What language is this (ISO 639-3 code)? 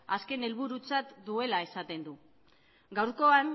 eus